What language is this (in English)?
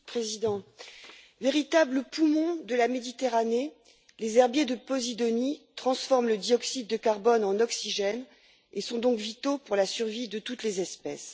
French